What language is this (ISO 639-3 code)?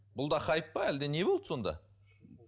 kaz